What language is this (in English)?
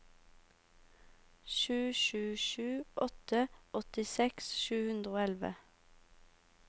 Norwegian